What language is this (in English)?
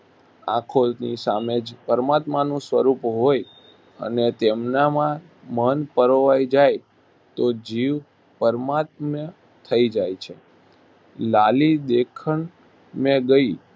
Gujarati